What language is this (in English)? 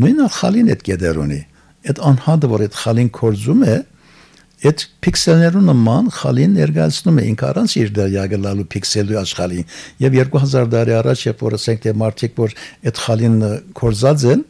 Turkish